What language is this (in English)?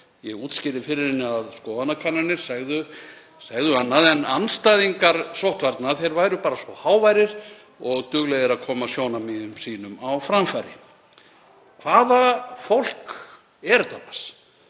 Icelandic